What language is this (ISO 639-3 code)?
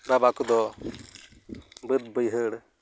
sat